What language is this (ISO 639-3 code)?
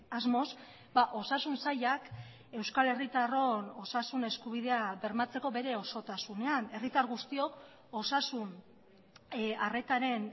eus